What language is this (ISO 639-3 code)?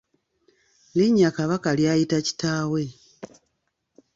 lug